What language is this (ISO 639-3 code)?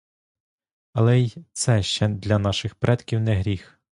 ukr